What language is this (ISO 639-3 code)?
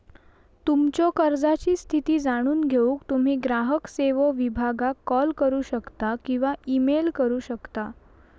mar